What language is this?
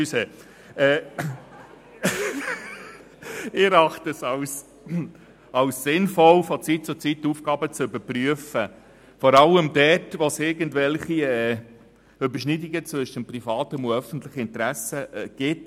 Swiss German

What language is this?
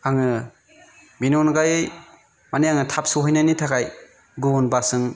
Bodo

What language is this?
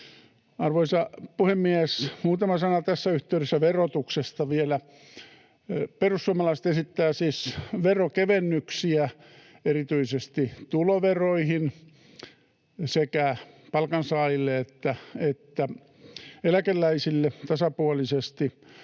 Finnish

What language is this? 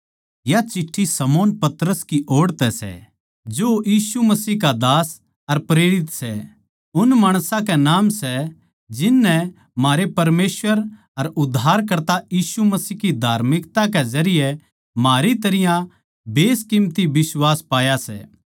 Haryanvi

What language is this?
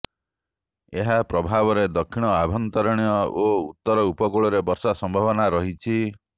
Odia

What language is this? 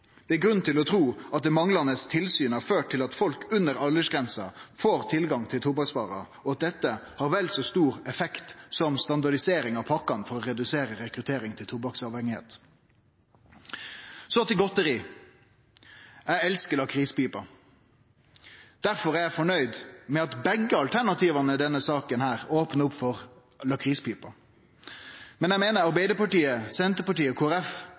Norwegian Nynorsk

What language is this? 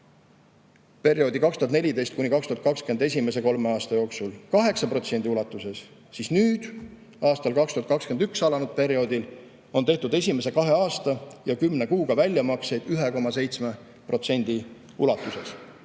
Estonian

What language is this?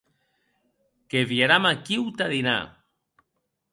Occitan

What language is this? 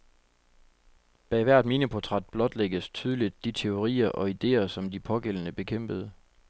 Danish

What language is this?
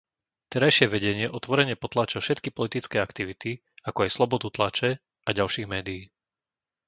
Slovak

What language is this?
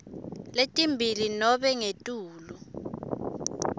Swati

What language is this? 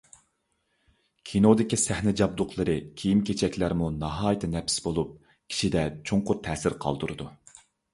Uyghur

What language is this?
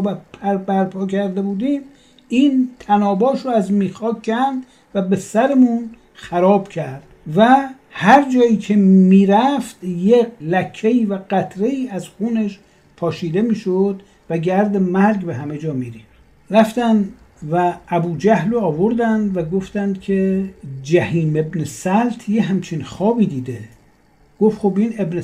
Persian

